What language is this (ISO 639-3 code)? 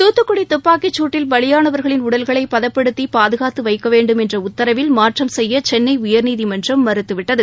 tam